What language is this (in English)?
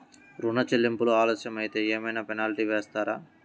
Telugu